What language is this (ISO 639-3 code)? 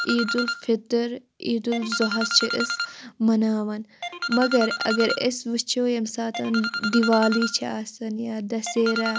kas